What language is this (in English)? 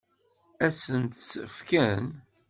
Kabyle